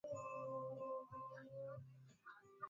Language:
Swahili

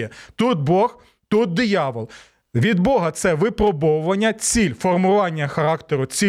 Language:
Ukrainian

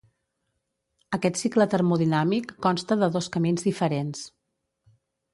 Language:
Catalan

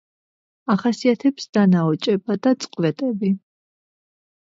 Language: Georgian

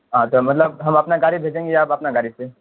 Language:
Urdu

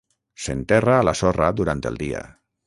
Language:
Catalan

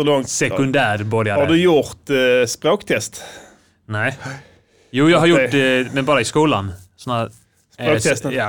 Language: Swedish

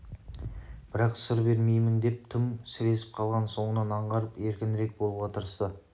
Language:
Kazakh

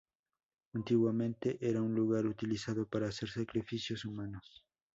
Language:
Spanish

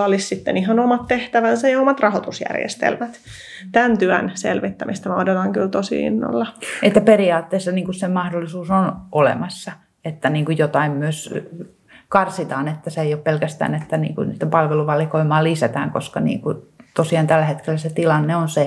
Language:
Finnish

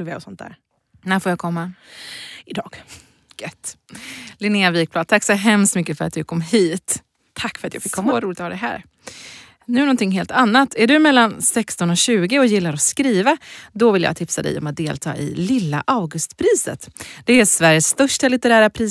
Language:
Swedish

